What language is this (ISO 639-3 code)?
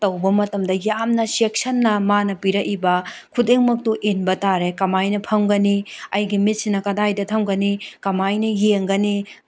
mni